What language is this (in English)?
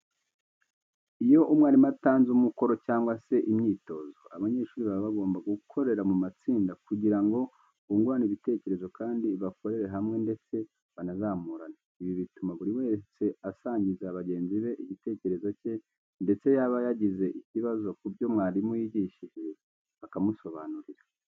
Kinyarwanda